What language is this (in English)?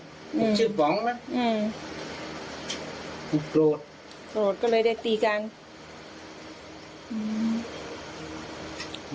Thai